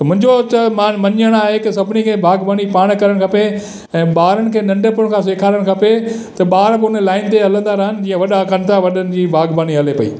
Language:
Sindhi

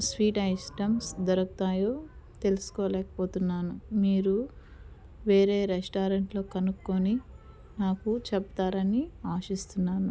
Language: Telugu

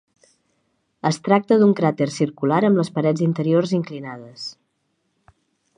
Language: Catalan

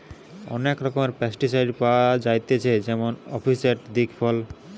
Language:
Bangla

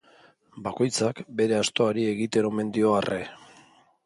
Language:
Basque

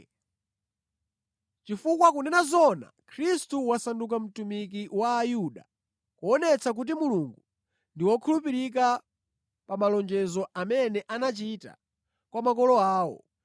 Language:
Nyanja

